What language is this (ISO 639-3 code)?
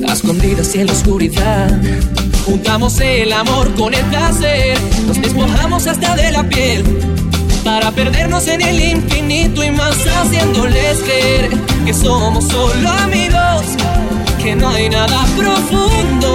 spa